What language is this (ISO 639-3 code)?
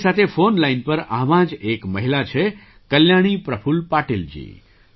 guj